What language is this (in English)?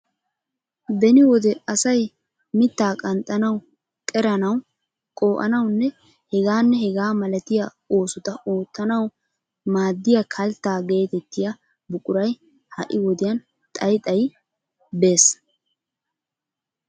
Wolaytta